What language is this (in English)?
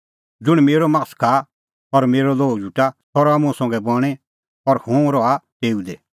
Kullu Pahari